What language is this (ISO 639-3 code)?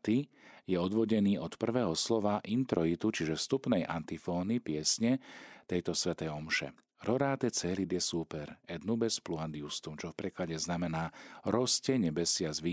slk